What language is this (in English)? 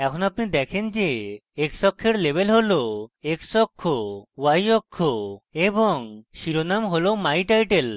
Bangla